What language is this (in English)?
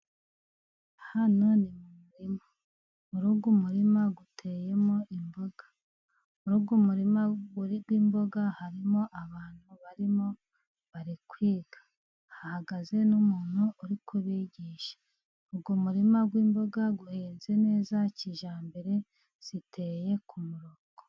Kinyarwanda